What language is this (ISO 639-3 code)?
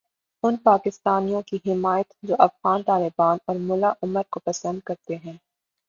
urd